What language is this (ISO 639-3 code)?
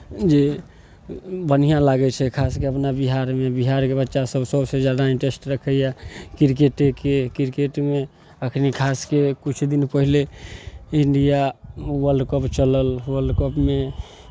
mai